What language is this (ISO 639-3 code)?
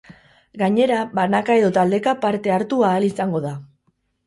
eus